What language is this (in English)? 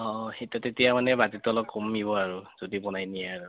Assamese